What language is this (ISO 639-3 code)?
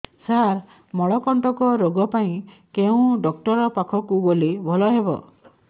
ori